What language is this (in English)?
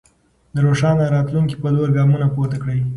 Pashto